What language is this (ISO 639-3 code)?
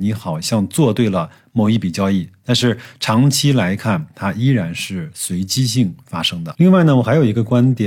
zho